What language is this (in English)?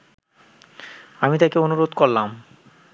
Bangla